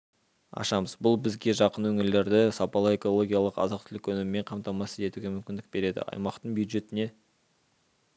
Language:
Kazakh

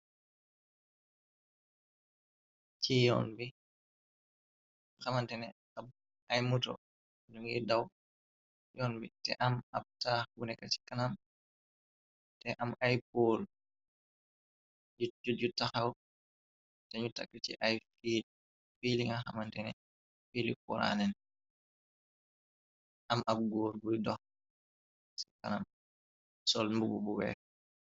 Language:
Wolof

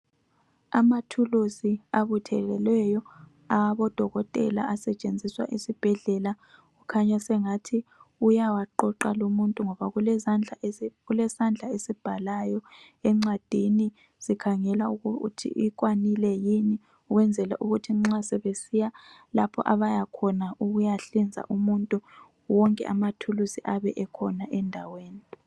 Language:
North Ndebele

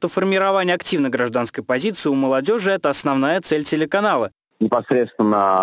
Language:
Russian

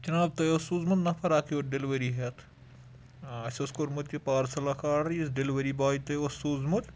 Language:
Kashmiri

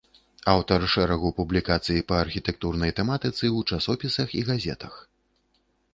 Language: Belarusian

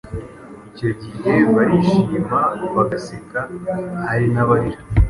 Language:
Kinyarwanda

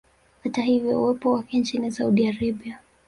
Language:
Swahili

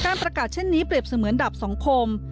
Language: Thai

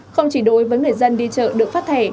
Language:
Vietnamese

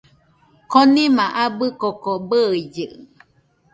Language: Nüpode Huitoto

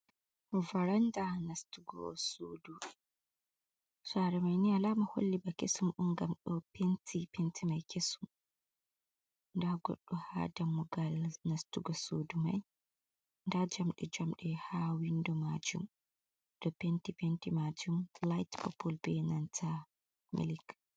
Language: Fula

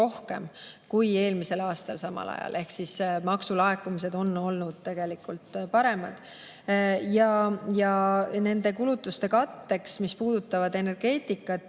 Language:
Estonian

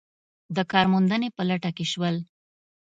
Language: Pashto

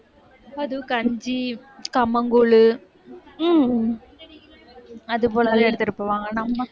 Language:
Tamil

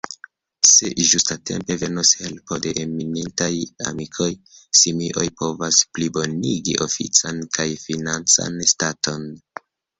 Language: Esperanto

